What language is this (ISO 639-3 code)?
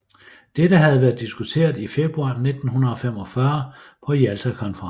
dan